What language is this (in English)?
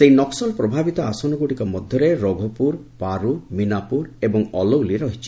Odia